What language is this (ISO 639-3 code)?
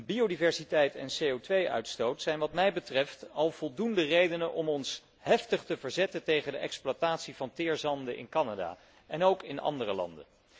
nld